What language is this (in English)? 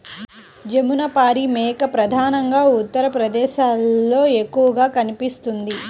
Telugu